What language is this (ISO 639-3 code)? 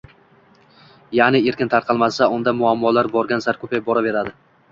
uzb